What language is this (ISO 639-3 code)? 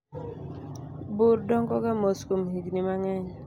luo